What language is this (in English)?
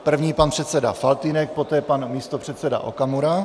Czech